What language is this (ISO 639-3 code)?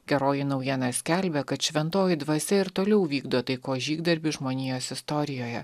lit